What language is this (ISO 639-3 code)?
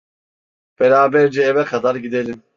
tur